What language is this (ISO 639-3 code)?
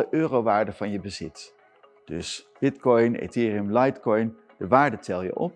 nld